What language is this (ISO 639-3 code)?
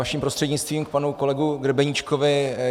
ces